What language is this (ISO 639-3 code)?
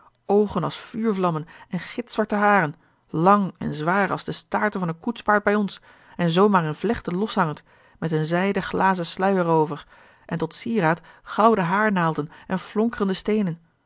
nld